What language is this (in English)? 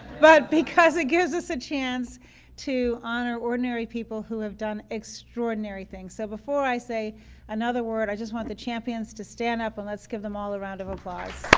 English